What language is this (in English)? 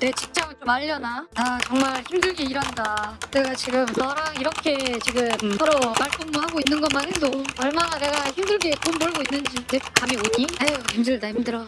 Korean